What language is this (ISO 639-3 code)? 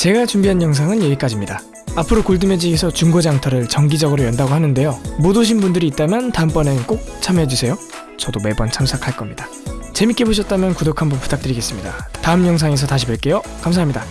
kor